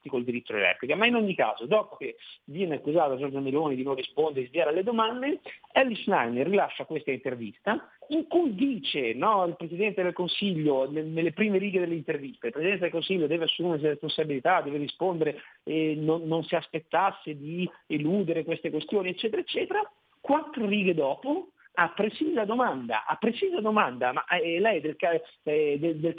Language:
Italian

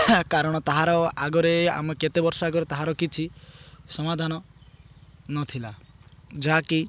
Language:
Odia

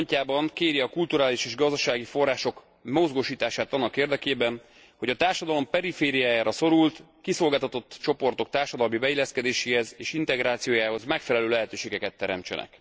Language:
Hungarian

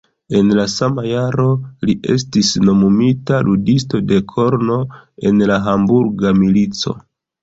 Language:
Esperanto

